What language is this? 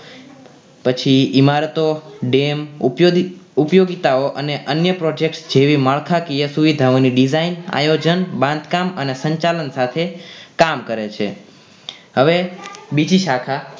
Gujarati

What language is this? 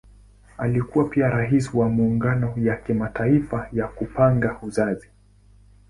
Swahili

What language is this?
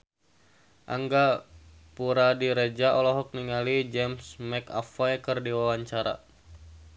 Sundanese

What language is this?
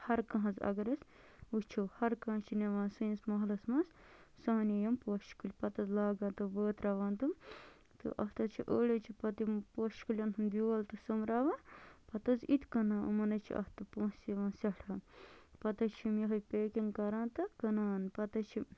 Kashmiri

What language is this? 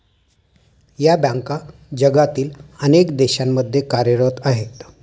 Marathi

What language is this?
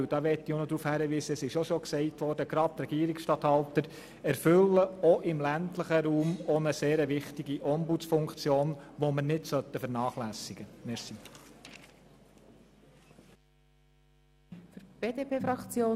Swiss German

